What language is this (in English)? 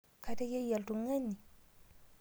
Masai